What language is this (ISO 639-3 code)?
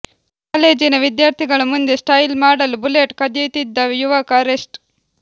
kan